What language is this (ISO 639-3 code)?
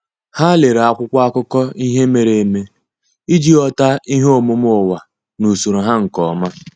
ibo